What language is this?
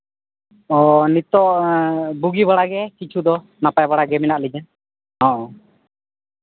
Santali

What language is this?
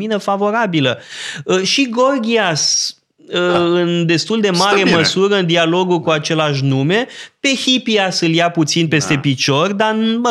Romanian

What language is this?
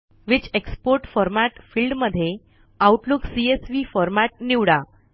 Marathi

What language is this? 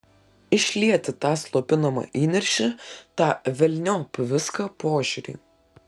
Lithuanian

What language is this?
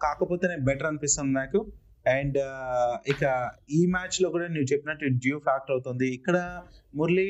Telugu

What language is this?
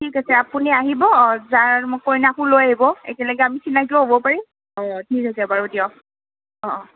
Assamese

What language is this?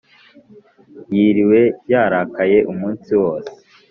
Kinyarwanda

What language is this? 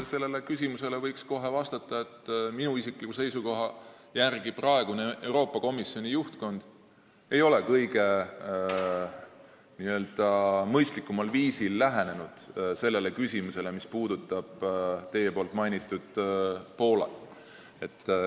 Estonian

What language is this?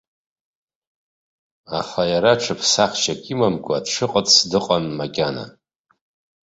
Abkhazian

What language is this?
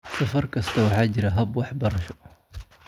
Somali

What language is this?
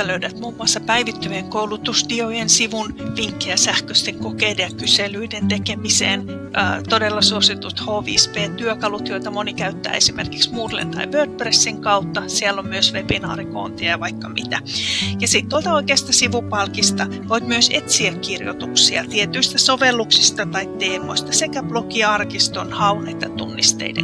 Finnish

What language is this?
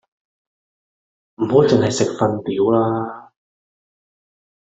Cantonese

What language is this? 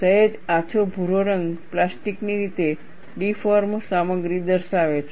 Gujarati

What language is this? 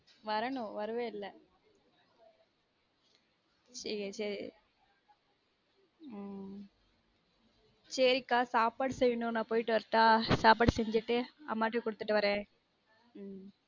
Tamil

